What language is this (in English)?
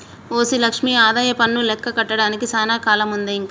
Telugu